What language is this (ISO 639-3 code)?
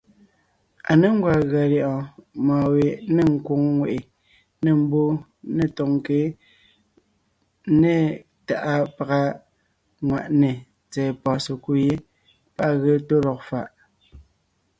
nnh